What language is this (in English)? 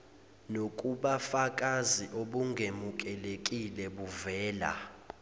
Zulu